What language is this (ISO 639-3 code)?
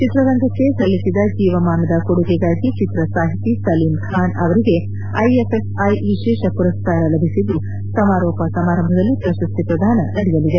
kan